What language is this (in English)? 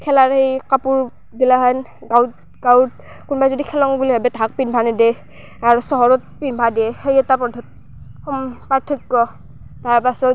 Assamese